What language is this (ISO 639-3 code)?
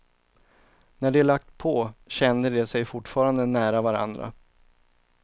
swe